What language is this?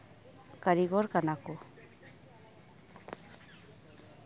Santali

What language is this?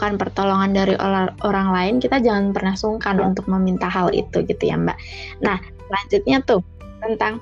Indonesian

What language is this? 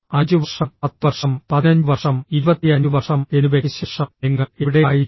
Malayalam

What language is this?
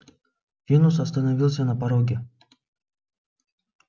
Russian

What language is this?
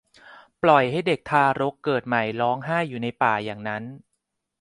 Thai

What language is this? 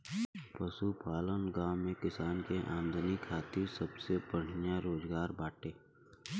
Bhojpuri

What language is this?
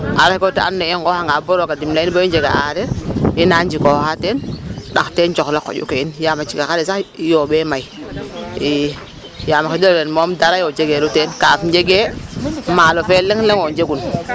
Serer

